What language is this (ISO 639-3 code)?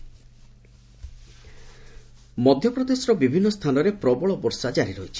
ori